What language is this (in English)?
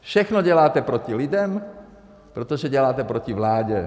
Czech